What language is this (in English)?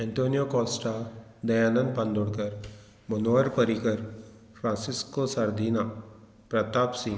Konkani